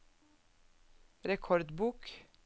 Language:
Norwegian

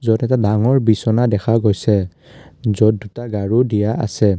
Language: Assamese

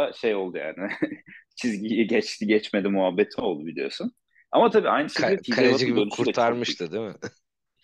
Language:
Turkish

